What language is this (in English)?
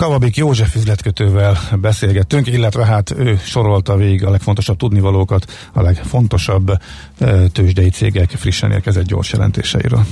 Hungarian